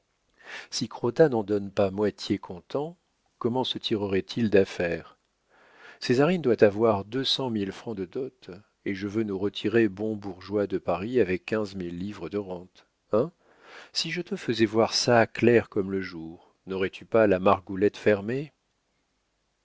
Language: French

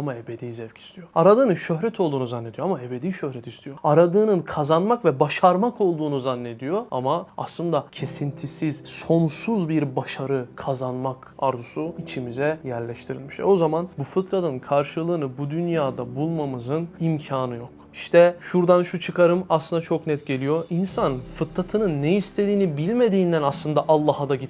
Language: Turkish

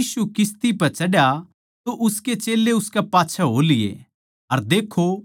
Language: Haryanvi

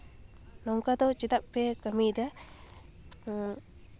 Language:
Santali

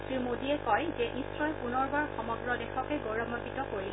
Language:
Assamese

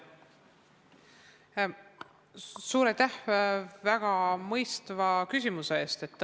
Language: Estonian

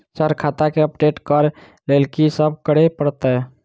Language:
Maithili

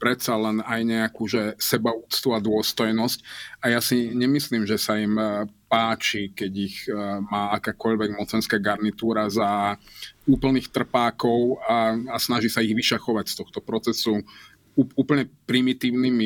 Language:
Slovak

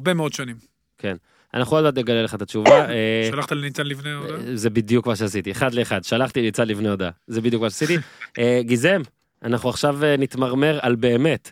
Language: Hebrew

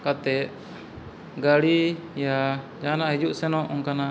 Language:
Santali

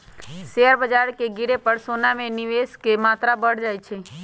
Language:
Magahi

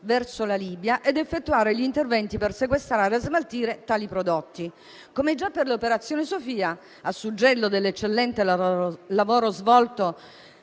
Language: Italian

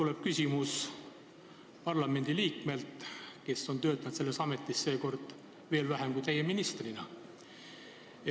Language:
Estonian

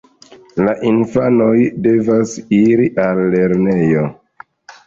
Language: Esperanto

